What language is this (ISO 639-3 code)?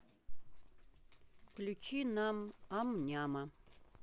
rus